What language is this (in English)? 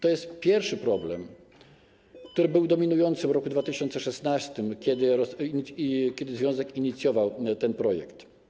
Polish